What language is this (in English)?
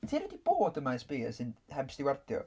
Welsh